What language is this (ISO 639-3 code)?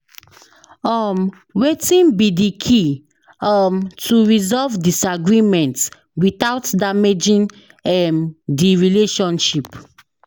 pcm